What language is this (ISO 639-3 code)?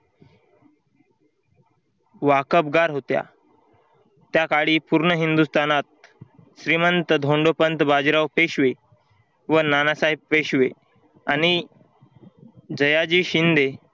mar